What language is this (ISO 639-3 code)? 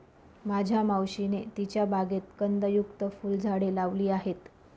mar